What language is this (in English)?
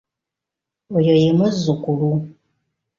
Ganda